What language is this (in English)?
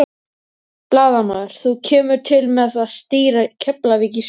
Icelandic